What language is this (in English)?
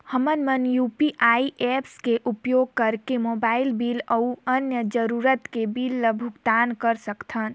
Chhattisgarhi